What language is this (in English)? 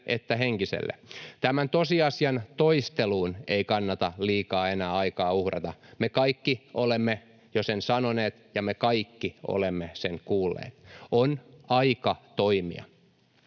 Finnish